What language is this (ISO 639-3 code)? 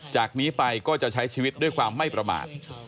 tha